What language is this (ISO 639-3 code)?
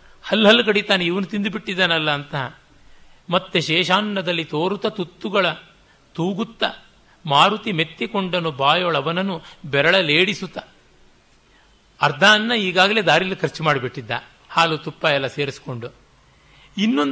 kan